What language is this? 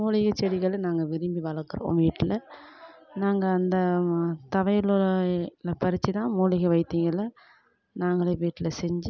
Tamil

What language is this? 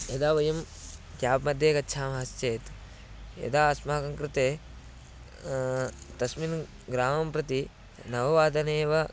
Sanskrit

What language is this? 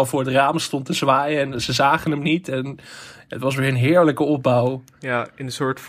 Dutch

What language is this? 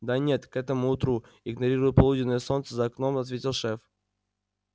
Russian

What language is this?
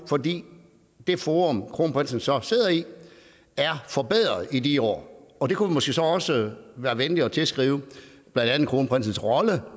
Danish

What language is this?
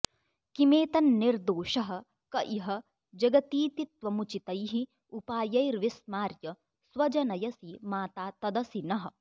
Sanskrit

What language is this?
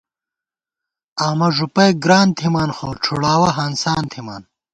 Gawar-Bati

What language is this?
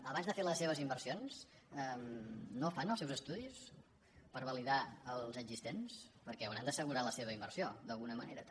Catalan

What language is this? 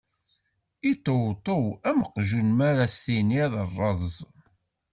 Kabyle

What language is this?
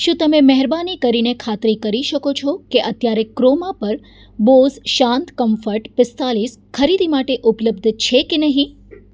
Gujarati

